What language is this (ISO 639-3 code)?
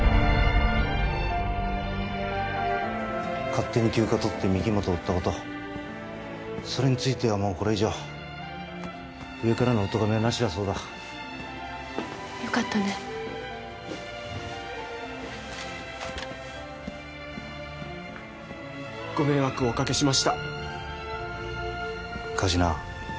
jpn